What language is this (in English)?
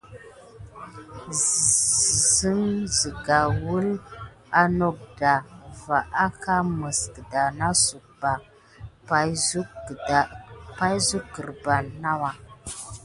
Gidar